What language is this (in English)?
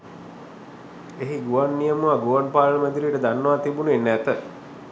Sinhala